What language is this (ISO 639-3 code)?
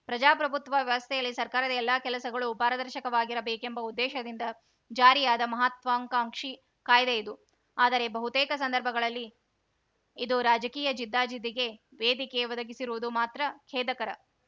kan